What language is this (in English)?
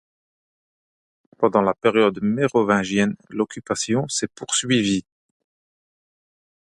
French